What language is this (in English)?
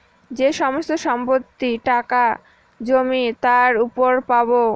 Bangla